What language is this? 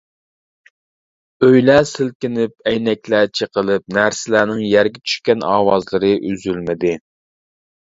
Uyghur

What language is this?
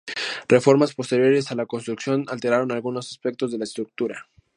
Spanish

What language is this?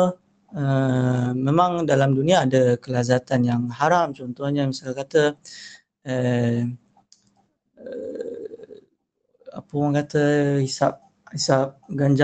Malay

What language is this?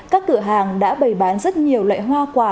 Vietnamese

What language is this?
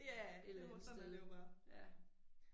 Danish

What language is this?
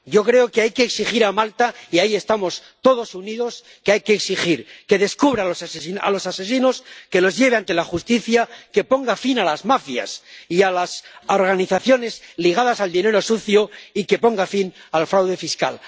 Spanish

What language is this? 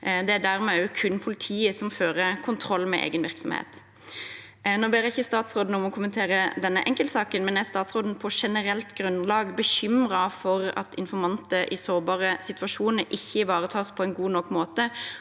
Norwegian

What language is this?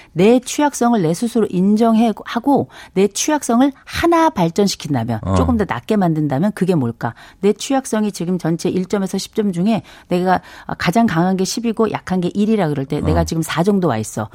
Korean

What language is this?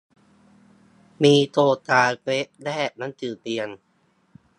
Thai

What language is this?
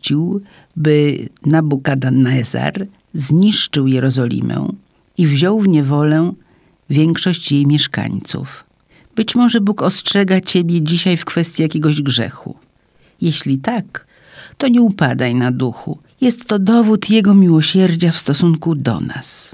Polish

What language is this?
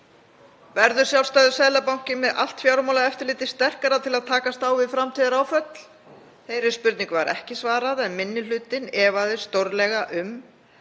Icelandic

